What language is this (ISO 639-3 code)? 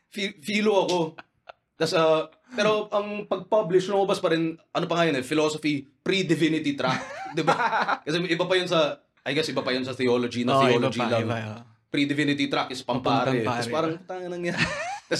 fil